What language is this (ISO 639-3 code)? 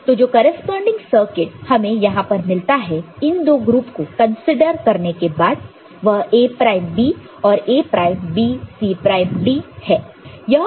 hin